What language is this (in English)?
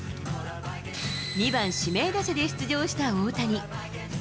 Japanese